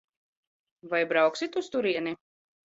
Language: Latvian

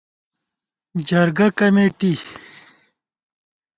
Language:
Gawar-Bati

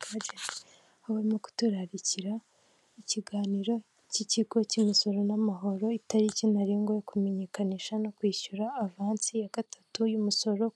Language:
Kinyarwanda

